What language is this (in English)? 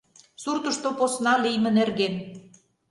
Mari